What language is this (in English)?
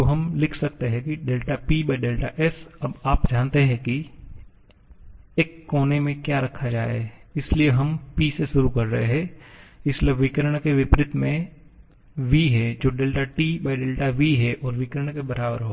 Hindi